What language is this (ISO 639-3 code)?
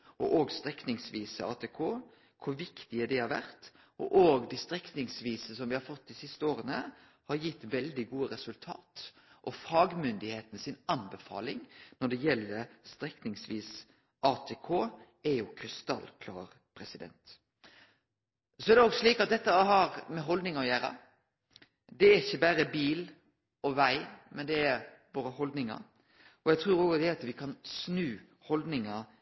nno